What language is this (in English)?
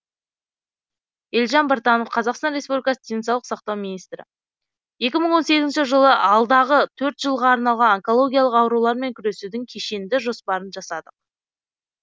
Kazakh